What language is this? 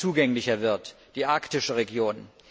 German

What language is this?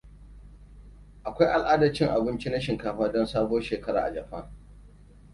Hausa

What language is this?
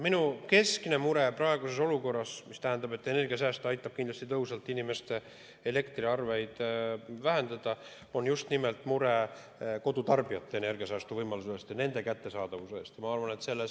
Estonian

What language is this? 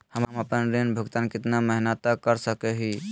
Magahi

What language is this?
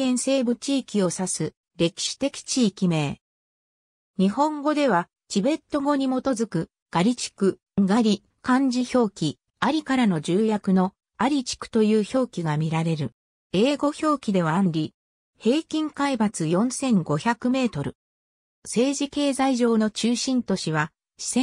Japanese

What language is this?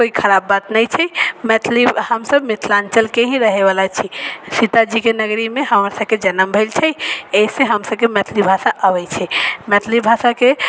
Maithili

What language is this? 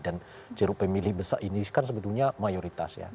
Indonesian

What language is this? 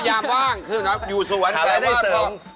Thai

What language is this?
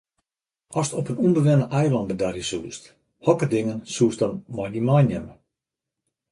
Western Frisian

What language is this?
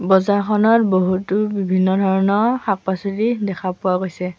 Assamese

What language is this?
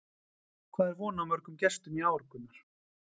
Icelandic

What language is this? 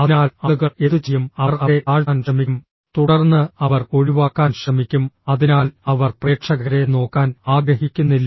Malayalam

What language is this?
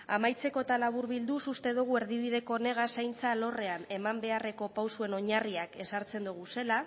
Basque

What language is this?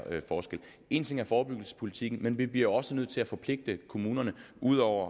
Danish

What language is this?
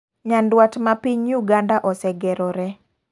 Luo (Kenya and Tanzania)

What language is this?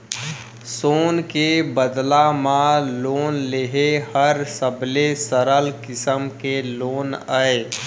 Chhattisgarhi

